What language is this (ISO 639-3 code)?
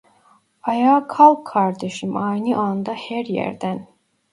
tur